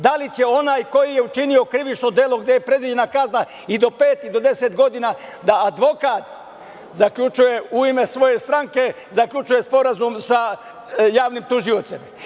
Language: Serbian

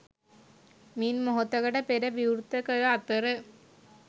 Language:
Sinhala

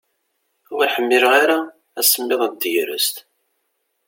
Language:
Kabyle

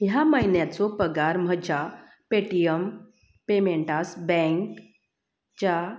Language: Konkani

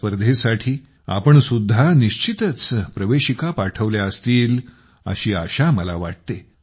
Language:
Marathi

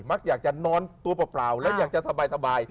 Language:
Thai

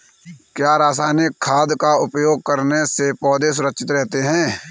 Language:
Hindi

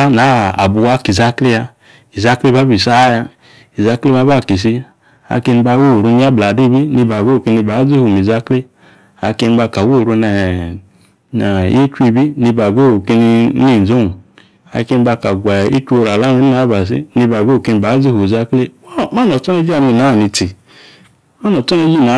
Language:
Yace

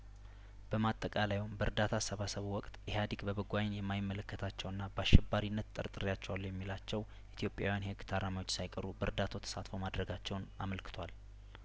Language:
Amharic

